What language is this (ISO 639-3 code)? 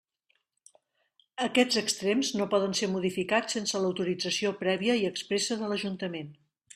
cat